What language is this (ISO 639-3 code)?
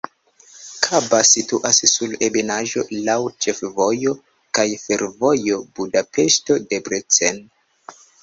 epo